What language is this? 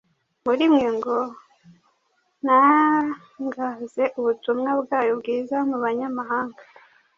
Kinyarwanda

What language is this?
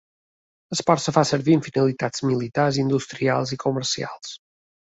Catalan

